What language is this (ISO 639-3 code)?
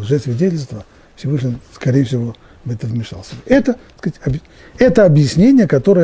rus